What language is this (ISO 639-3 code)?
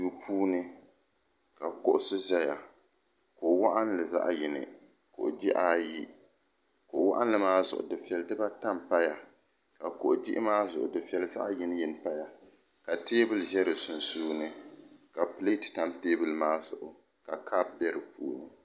dag